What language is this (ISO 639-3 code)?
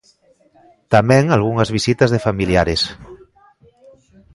glg